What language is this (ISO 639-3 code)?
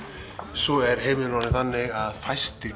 isl